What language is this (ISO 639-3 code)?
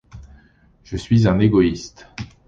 fra